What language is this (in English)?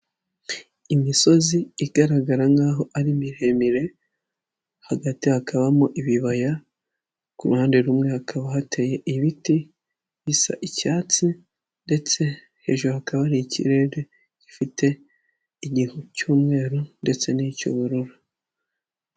Kinyarwanda